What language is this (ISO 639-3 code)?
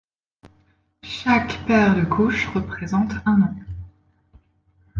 fra